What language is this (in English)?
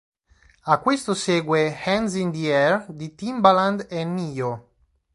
Italian